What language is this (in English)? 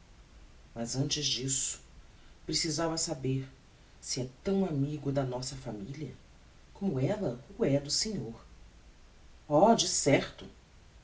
Portuguese